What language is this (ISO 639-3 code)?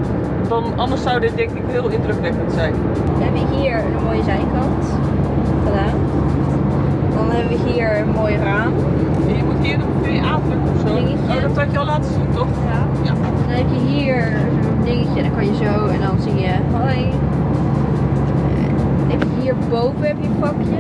nld